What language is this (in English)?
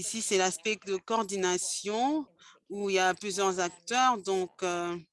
French